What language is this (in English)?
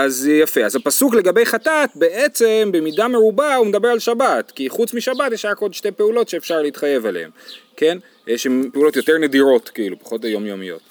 Hebrew